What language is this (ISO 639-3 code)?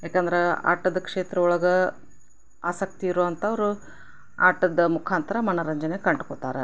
kan